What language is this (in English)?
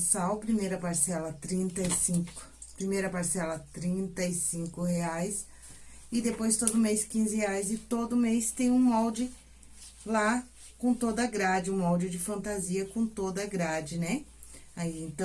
Portuguese